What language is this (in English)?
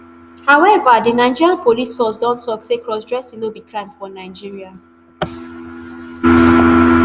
Nigerian Pidgin